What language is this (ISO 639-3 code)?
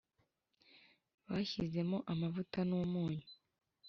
kin